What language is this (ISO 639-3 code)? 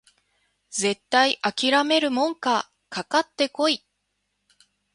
jpn